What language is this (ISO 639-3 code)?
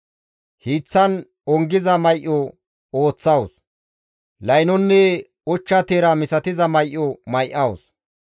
gmv